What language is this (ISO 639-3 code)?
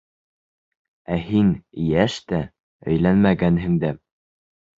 bak